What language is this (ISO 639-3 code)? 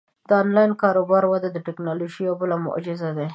pus